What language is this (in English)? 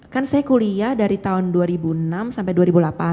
Indonesian